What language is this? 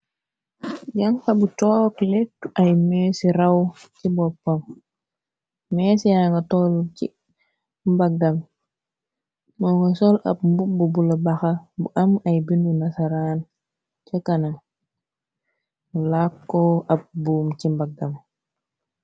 Wolof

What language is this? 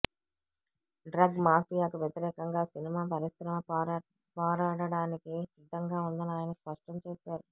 Telugu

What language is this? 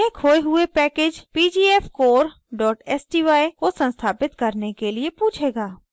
Hindi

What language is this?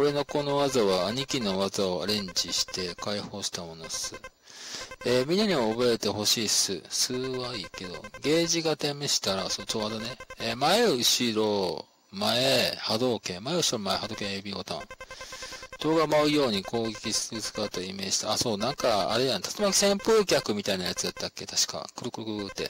Japanese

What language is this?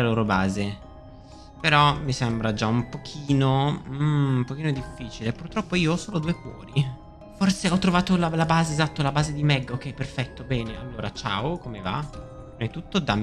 Italian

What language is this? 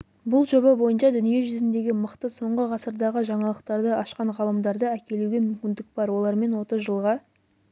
Kazakh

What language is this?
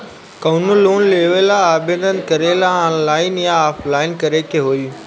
Bhojpuri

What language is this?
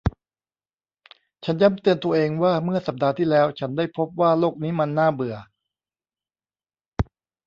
Thai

